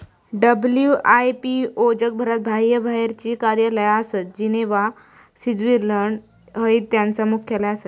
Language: Marathi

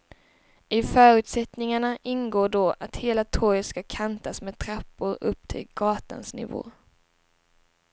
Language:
Swedish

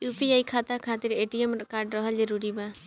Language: Bhojpuri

